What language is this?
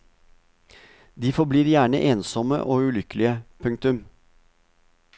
Norwegian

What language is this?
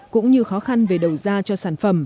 Vietnamese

